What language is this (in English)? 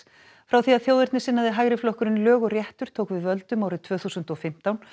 Icelandic